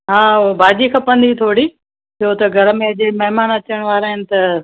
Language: Sindhi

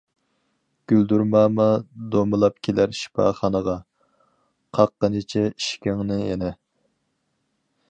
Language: Uyghur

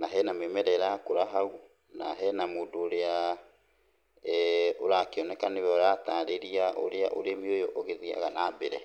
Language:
Kikuyu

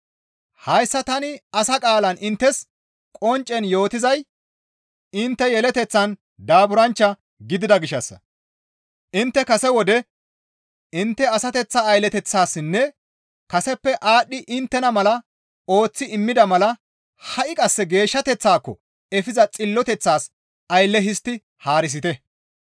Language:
Gamo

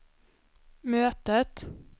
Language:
Swedish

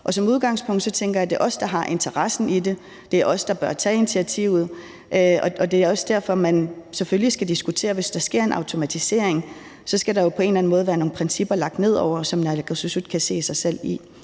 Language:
Danish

